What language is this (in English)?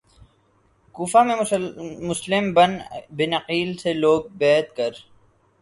Urdu